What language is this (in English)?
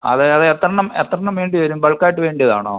Malayalam